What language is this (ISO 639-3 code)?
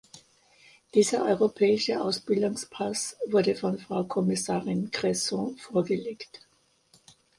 deu